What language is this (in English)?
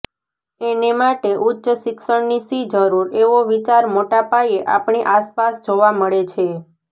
Gujarati